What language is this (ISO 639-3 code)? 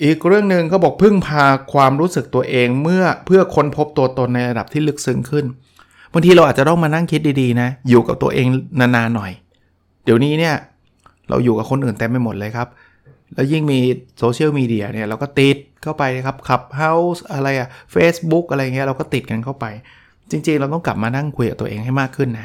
tha